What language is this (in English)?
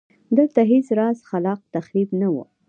Pashto